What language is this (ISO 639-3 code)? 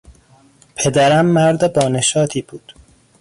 fas